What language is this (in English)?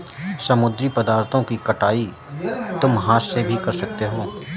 Hindi